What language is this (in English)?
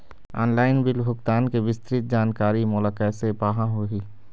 Chhattisgarhi